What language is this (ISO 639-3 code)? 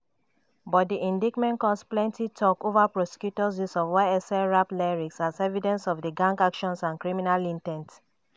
pcm